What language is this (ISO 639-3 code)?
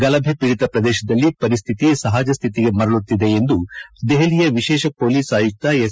kan